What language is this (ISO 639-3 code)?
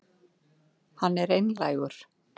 isl